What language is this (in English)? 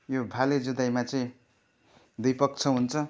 Nepali